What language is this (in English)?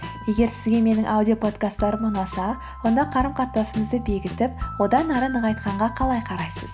Kazakh